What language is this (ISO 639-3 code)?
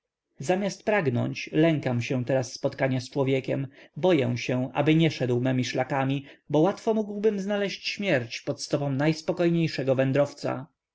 pol